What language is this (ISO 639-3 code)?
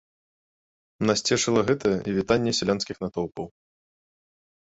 bel